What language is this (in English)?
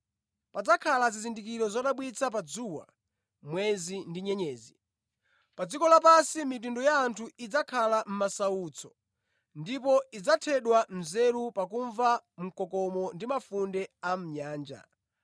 Nyanja